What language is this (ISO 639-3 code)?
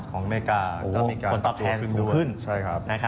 tha